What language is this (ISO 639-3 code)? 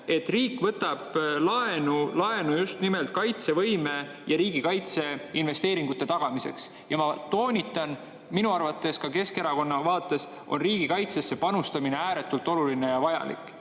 est